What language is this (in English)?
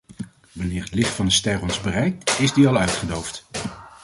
Dutch